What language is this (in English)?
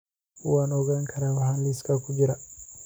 Somali